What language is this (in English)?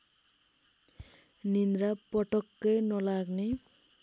Nepali